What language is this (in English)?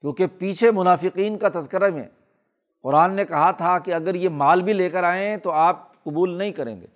Urdu